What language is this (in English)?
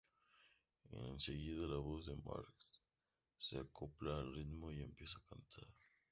Spanish